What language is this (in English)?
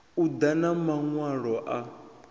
Venda